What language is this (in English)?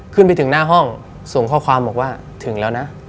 Thai